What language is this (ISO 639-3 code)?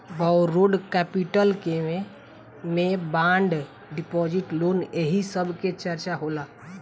bho